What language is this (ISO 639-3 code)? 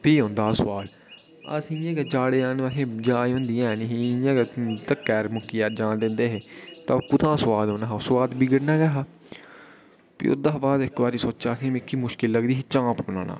doi